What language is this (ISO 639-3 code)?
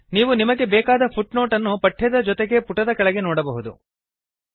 kan